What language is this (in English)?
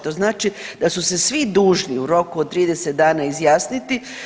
Croatian